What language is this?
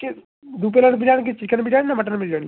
Bangla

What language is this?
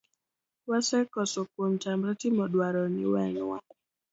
Luo (Kenya and Tanzania)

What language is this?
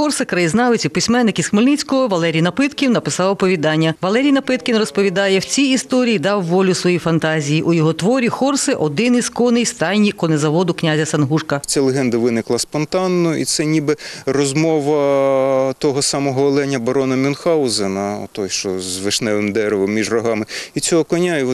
Ukrainian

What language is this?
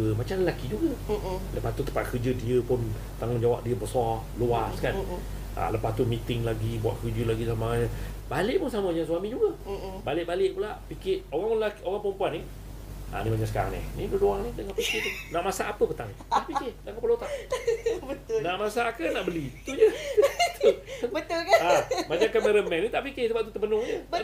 Malay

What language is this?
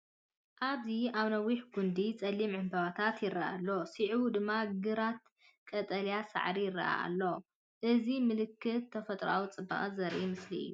Tigrinya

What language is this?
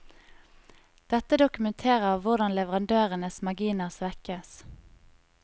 Norwegian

